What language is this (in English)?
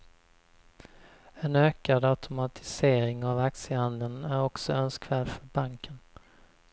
Swedish